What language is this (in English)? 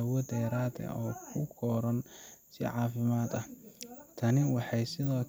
Somali